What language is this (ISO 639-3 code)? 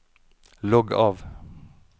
nor